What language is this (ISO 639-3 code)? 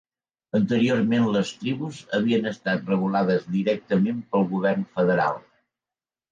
cat